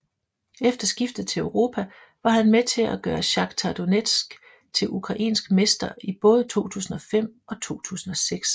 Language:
Danish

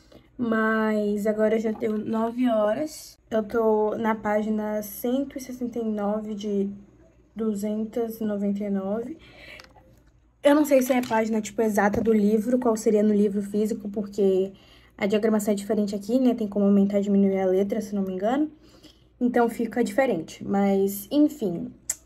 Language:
Portuguese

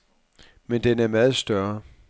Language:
Danish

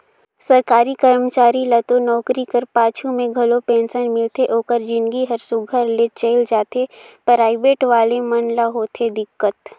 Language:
Chhattisgarhi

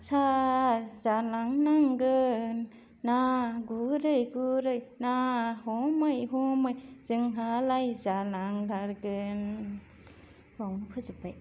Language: Bodo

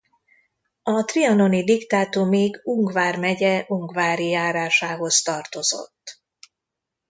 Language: Hungarian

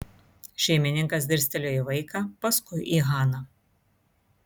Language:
Lithuanian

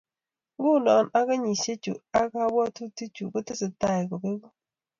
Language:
Kalenjin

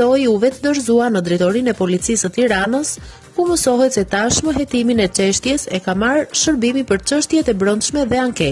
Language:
Dutch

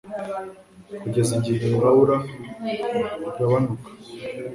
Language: Kinyarwanda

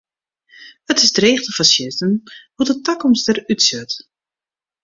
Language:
Western Frisian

